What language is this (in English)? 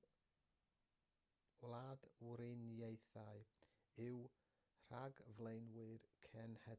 Welsh